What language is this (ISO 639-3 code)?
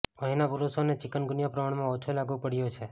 guj